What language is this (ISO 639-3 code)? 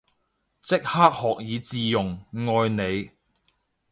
yue